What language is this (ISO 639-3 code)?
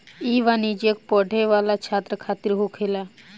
bho